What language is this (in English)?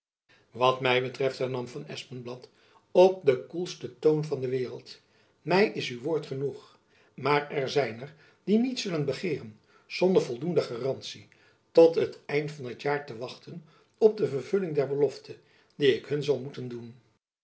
Dutch